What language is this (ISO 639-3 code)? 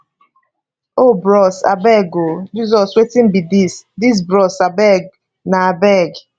pcm